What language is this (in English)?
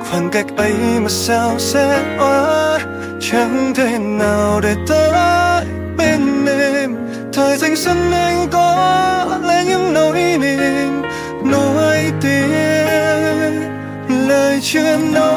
Vietnamese